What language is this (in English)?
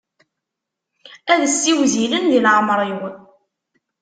Kabyle